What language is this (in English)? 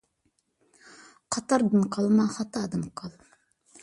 Uyghur